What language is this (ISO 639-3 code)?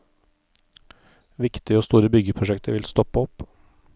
nor